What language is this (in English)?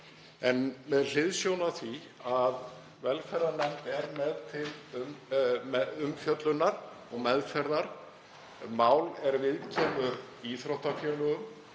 Icelandic